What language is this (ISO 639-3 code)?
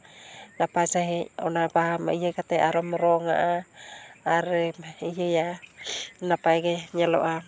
sat